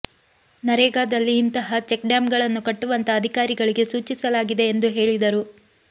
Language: Kannada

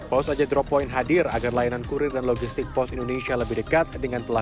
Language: Indonesian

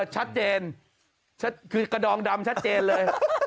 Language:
Thai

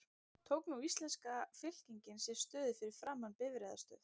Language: Icelandic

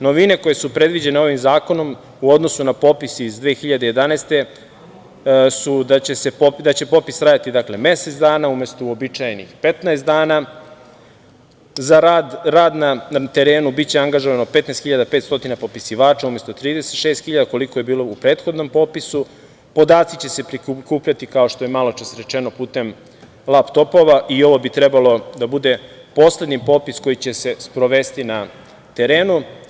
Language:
Serbian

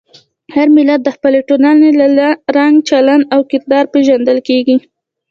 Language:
Pashto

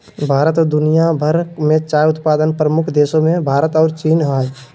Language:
Magahi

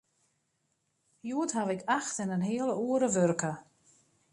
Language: Western Frisian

